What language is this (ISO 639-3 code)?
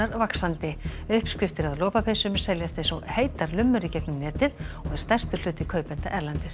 isl